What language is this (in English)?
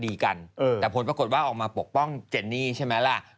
Thai